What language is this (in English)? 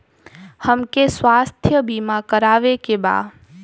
Bhojpuri